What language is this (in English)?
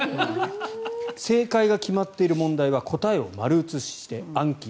Japanese